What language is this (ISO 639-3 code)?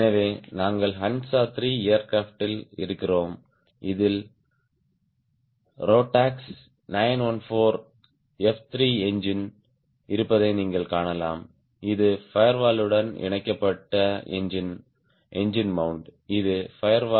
tam